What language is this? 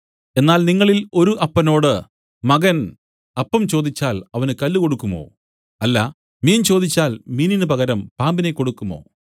Malayalam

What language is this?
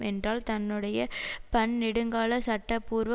Tamil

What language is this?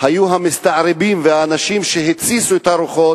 Hebrew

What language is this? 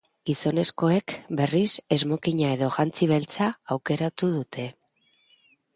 Basque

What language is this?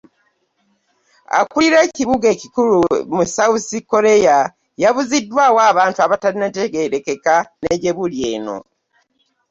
Ganda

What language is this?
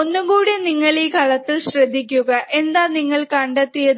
Malayalam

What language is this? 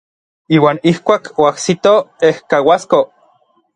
Orizaba Nahuatl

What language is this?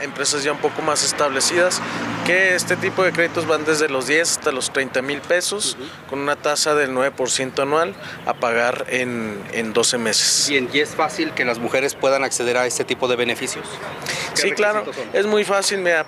Spanish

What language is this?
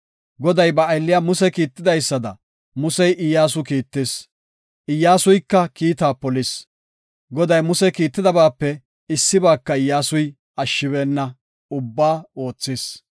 Gofa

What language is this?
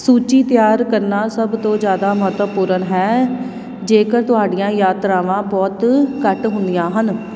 Punjabi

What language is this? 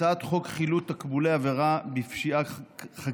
Hebrew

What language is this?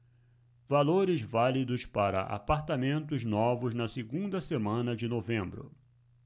Portuguese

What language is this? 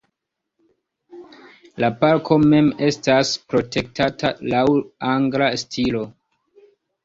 Esperanto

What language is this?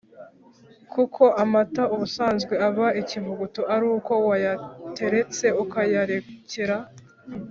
Kinyarwanda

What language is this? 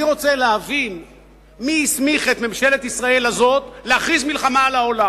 Hebrew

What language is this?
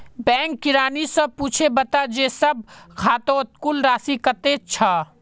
Magahi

